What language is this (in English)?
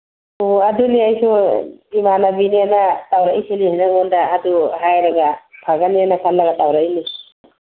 Manipuri